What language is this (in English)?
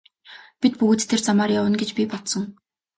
Mongolian